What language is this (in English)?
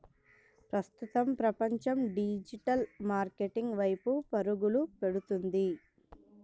Telugu